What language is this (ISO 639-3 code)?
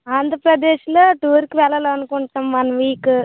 tel